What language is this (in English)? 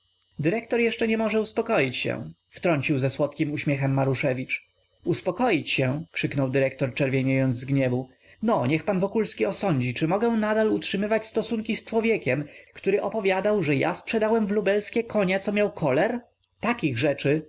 Polish